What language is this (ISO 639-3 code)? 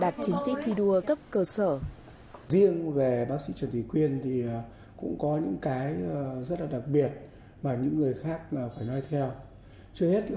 vie